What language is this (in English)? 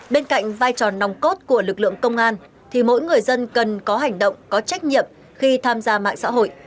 Vietnamese